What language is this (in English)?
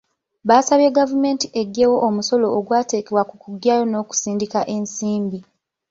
Ganda